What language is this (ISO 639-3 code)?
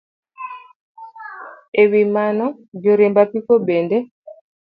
luo